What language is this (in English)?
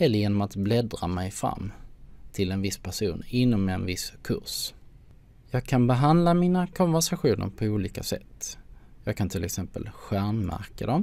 Swedish